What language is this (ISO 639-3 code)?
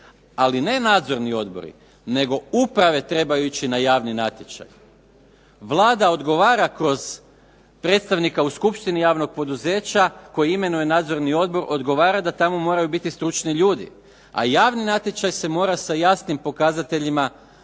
hrv